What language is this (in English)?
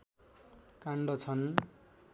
Nepali